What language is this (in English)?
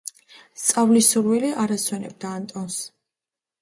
Georgian